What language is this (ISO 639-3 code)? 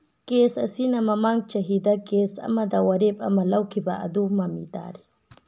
mni